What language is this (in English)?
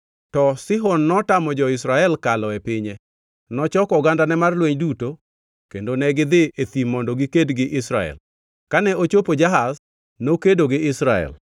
Luo (Kenya and Tanzania)